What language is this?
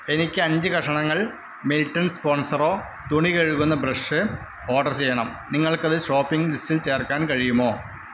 Malayalam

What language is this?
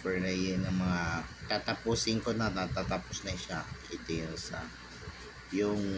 Filipino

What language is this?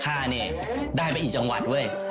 Thai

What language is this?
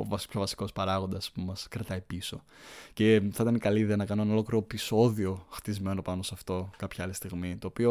Greek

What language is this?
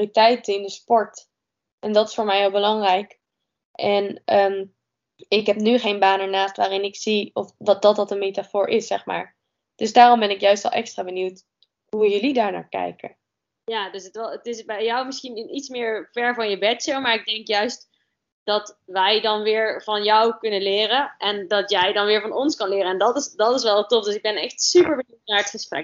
Dutch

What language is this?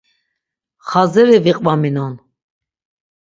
Laz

